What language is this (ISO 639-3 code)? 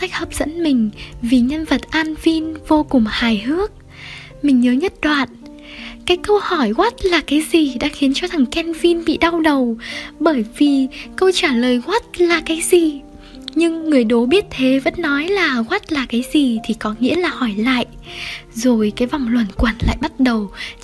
vie